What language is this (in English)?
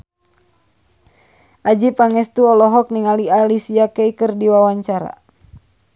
Sundanese